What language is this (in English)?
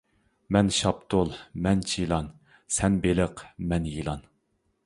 Uyghur